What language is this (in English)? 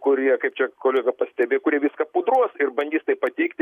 Lithuanian